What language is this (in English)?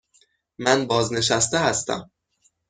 Persian